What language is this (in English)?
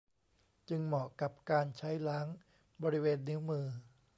Thai